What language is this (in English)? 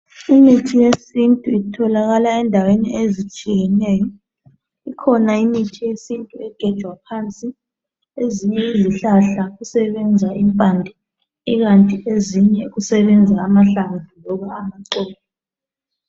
North Ndebele